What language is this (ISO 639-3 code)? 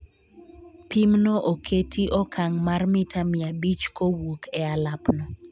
luo